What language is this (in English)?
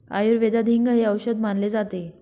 Marathi